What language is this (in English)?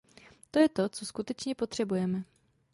Czech